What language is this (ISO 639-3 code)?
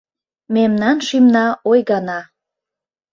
chm